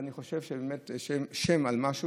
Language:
Hebrew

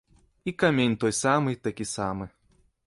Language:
Belarusian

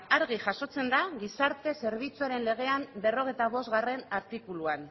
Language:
Basque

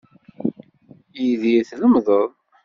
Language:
Kabyle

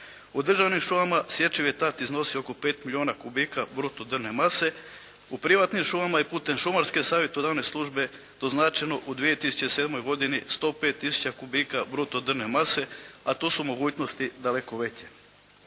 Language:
Croatian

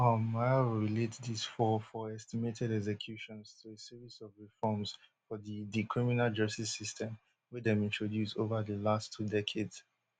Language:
Nigerian Pidgin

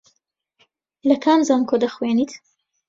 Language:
Central Kurdish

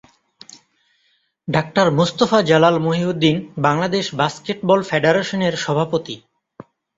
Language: Bangla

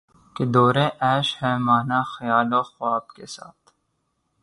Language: Urdu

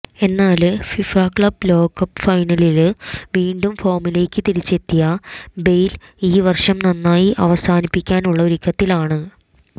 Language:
Malayalam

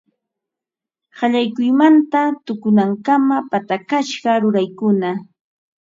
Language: Ambo-Pasco Quechua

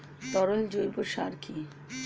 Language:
Bangla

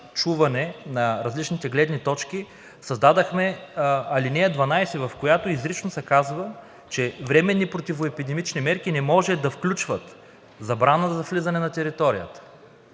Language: Bulgarian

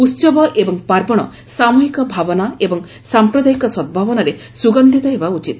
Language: Odia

